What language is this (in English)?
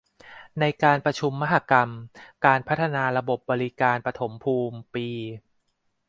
Thai